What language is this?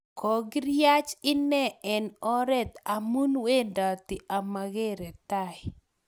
Kalenjin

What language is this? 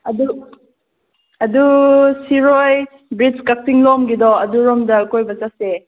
Manipuri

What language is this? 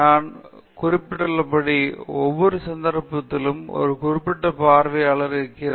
Tamil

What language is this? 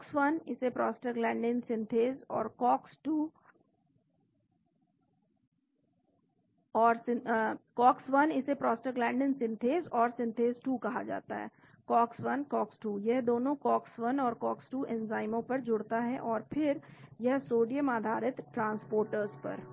Hindi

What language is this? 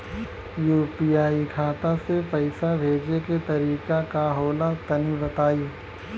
Bhojpuri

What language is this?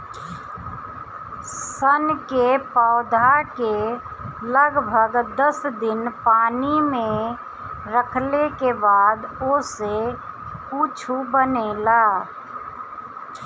Bhojpuri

